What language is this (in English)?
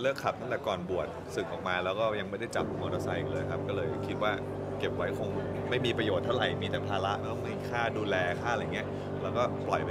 Thai